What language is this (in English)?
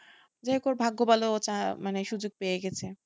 Bangla